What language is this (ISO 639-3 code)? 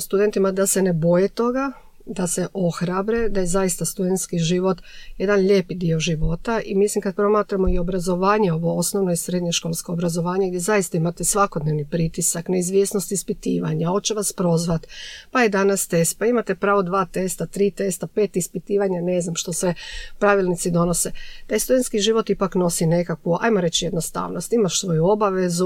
hrv